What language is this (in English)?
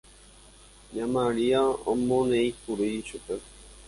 Guarani